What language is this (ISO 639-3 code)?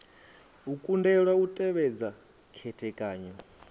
ven